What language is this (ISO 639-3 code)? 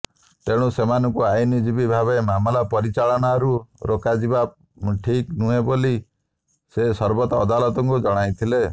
ori